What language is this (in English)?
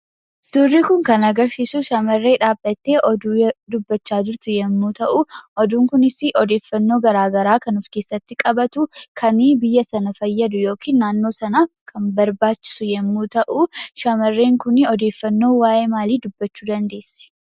Oromo